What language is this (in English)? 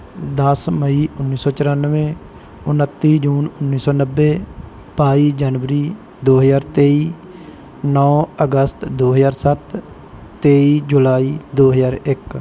Punjabi